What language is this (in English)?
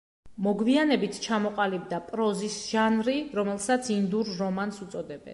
Georgian